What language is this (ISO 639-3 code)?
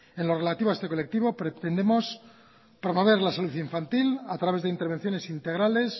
spa